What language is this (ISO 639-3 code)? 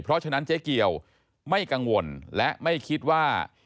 tha